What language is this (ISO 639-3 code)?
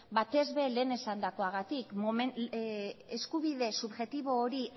eus